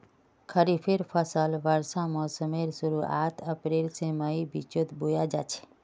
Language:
Magahi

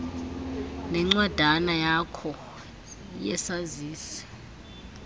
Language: Xhosa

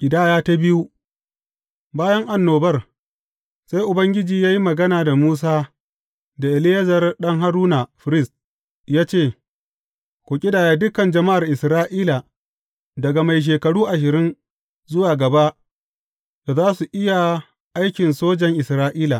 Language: Hausa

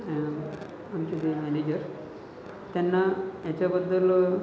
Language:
Marathi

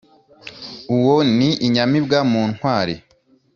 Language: Kinyarwanda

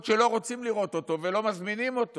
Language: Hebrew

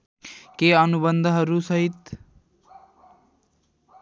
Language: Nepali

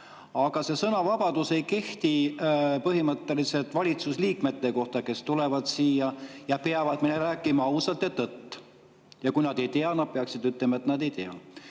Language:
Estonian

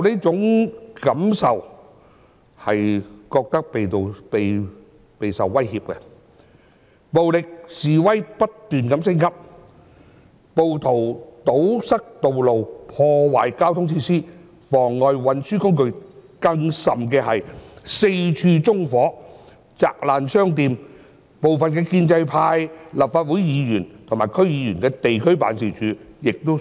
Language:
Cantonese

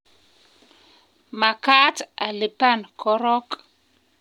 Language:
Kalenjin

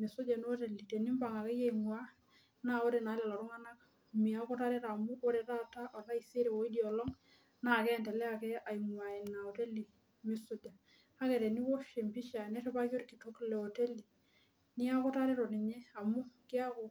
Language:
Masai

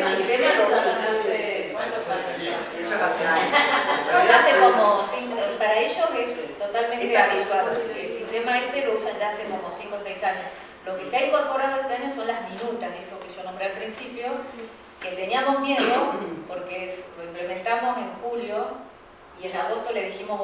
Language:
Spanish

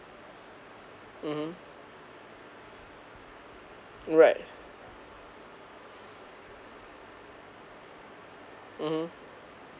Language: English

